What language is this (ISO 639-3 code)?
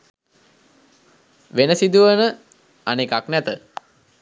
sin